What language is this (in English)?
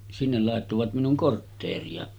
Finnish